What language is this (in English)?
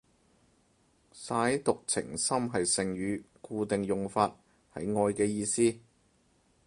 Cantonese